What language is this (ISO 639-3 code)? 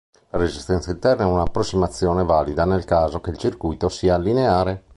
ita